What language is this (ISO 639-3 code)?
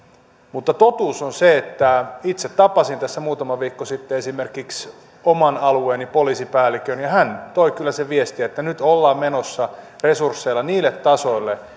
fin